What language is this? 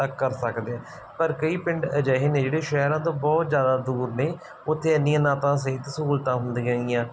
Punjabi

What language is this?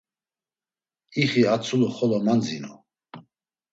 Laz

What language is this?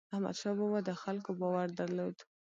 Pashto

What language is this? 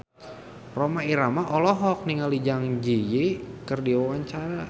Sundanese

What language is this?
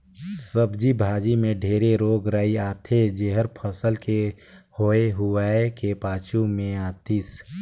Chhattisgarhi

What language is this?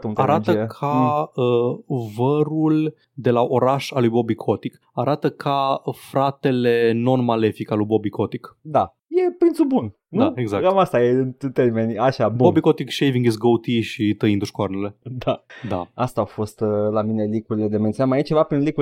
Romanian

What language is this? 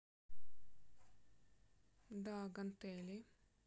Russian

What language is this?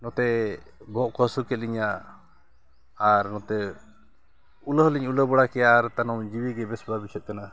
Santali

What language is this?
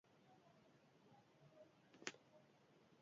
Basque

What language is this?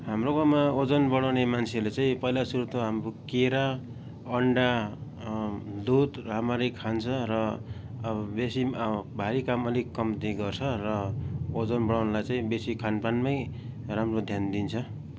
Nepali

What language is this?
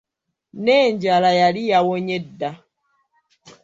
Ganda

